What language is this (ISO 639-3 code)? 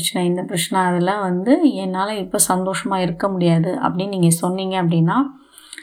tam